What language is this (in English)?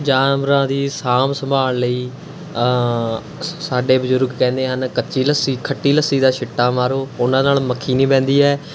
Punjabi